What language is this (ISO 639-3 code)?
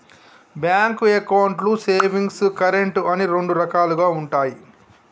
tel